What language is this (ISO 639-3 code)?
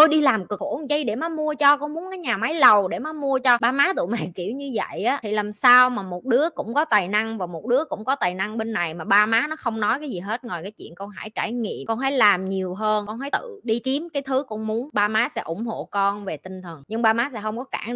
vie